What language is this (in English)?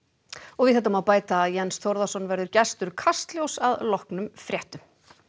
Icelandic